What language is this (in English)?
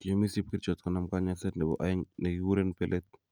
Kalenjin